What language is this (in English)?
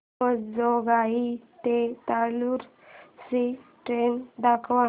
Marathi